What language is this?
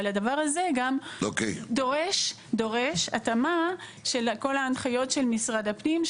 Hebrew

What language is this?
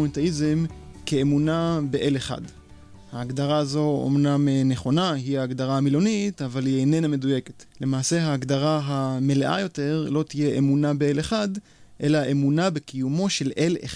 Hebrew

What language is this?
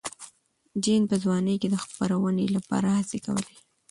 Pashto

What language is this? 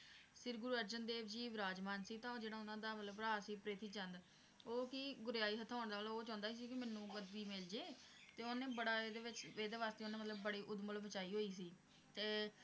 Punjabi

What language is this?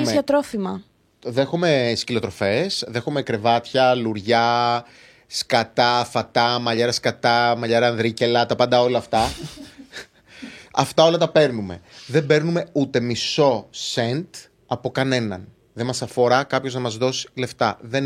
Greek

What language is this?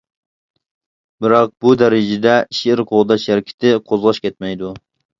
Uyghur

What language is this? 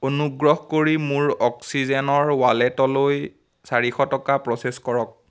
Assamese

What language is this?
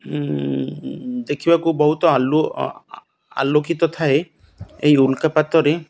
Odia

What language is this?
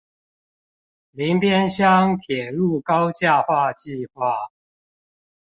Chinese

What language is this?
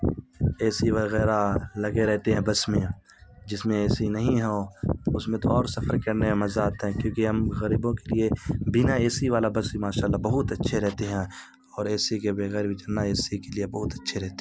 Urdu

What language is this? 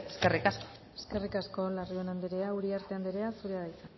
Basque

